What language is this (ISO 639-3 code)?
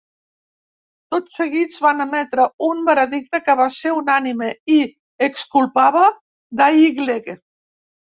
cat